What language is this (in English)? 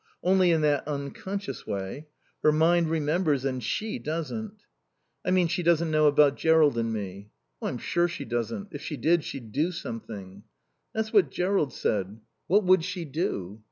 English